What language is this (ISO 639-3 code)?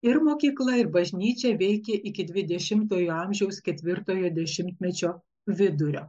lit